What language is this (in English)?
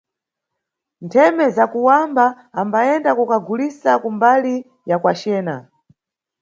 Nyungwe